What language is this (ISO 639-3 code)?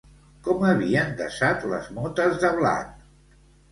cat